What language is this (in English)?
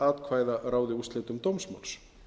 Icelandic